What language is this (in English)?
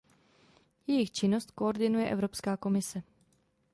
Czech